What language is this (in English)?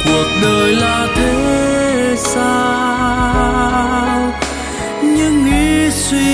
Vietnamese